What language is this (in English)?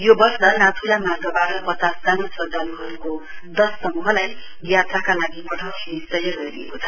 Nepali